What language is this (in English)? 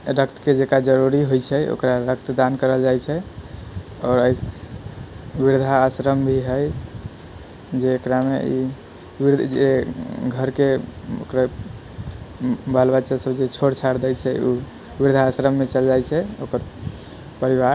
Maithili